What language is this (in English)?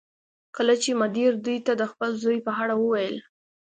Pashto